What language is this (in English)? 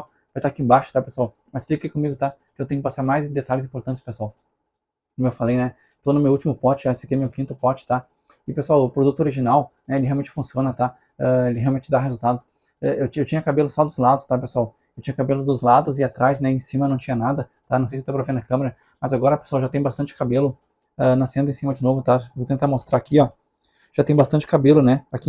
Portuguese